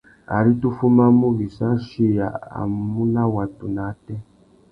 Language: Tuki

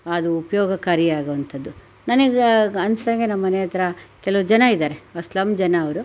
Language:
Kannada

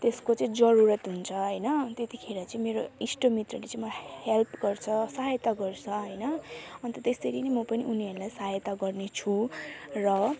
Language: Nepali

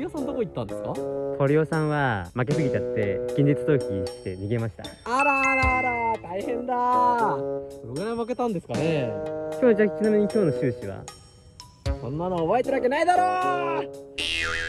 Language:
Japanese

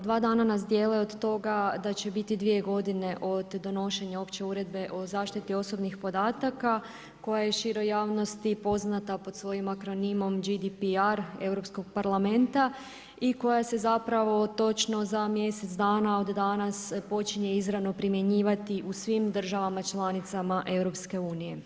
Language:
Croatian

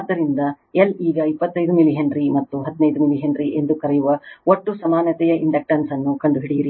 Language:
Kannada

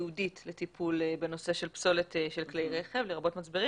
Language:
Hebrew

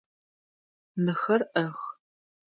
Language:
Adyghe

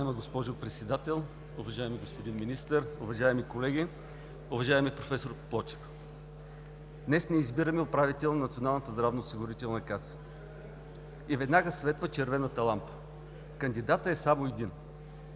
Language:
Bulgarian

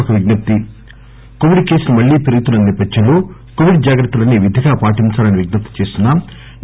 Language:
Telugu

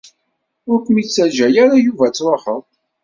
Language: Kabyle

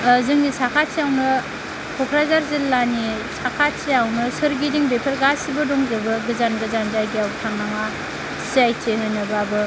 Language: Bodo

